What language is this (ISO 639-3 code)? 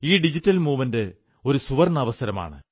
mal